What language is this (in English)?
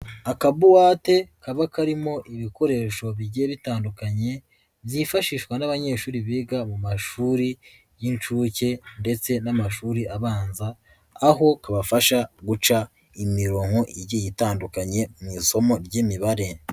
Kinyarwanda